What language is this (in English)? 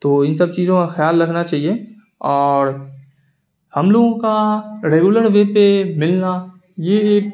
Urdu